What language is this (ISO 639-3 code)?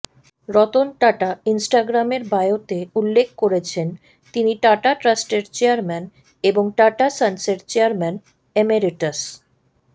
ben